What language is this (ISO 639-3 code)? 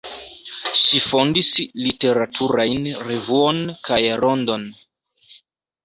epo